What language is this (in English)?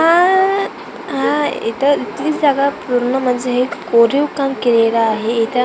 Marathi